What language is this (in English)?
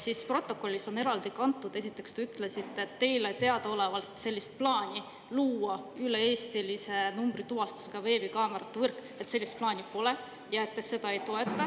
Estonian